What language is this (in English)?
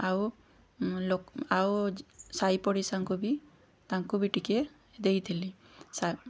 Odia